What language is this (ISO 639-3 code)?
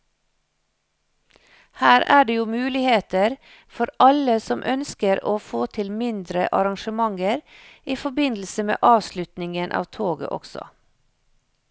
nor